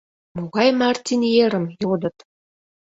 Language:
Mari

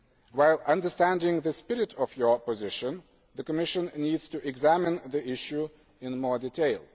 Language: English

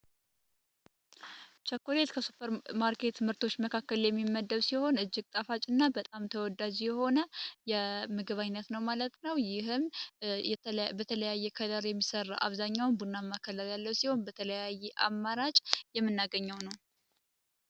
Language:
Amharic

